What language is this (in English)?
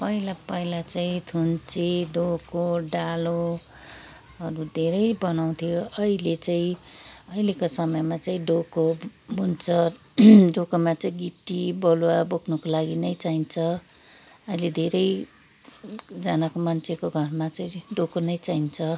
Nepali